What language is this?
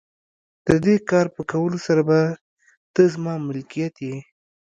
Pashto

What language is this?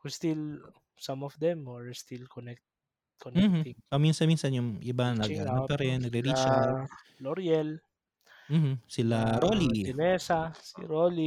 Filipino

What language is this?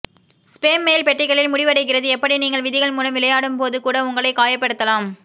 Tamil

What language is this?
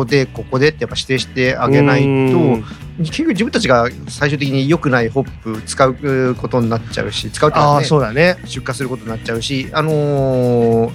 Japanese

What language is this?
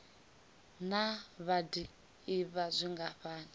Venda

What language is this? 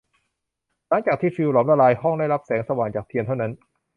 Thai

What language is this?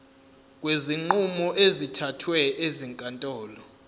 Zulu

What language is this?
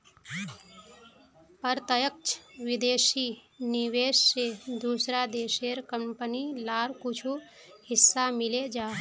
Magahi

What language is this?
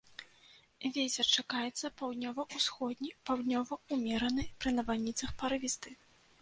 Belarusian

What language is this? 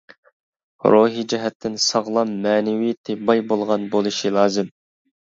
Uyghur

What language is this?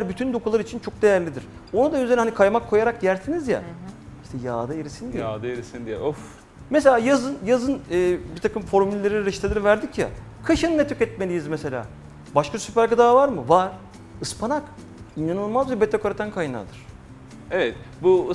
Turkish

